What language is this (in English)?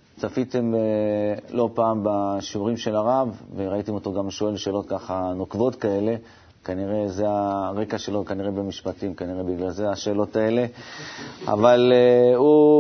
Hebrew